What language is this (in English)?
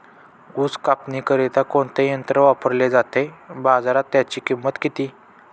Marathi